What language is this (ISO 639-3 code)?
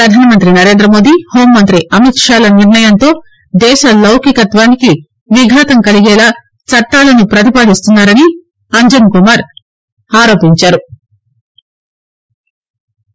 tel